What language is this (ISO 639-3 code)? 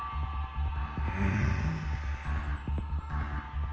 jpn